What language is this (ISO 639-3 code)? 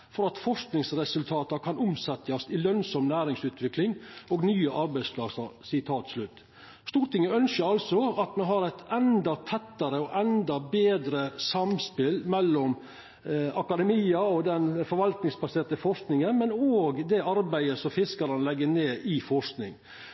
nno